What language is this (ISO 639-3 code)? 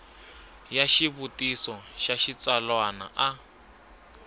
tso